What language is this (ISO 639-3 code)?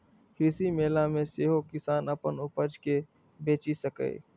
mai